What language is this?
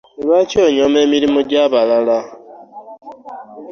Ganda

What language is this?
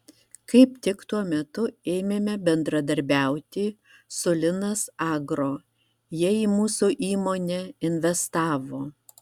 Lithuanian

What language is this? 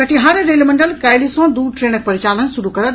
Maithili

